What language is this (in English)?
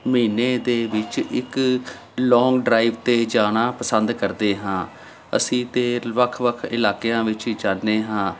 Punjabi